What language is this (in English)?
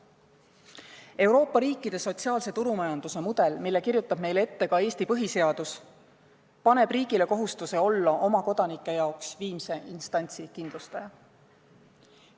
Estonian